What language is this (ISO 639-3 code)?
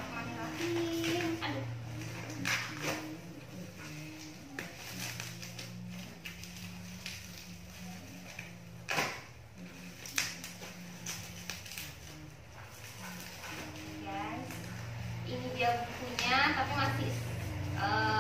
ind